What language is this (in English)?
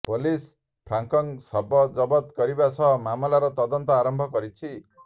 Odia